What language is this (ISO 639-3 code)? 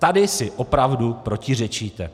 ces